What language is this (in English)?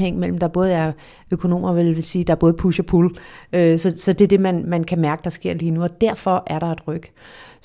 Danish